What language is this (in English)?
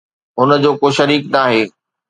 Sindhi